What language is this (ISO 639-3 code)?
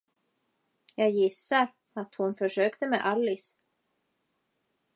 swe